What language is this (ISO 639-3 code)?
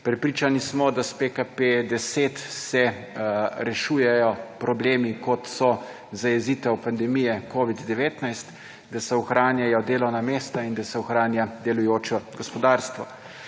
slv